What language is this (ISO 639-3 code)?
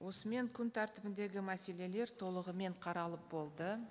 kaz